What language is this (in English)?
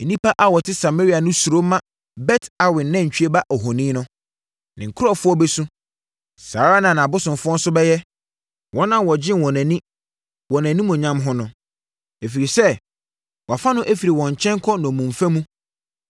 Akan